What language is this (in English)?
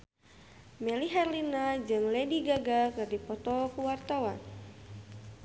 Sundanese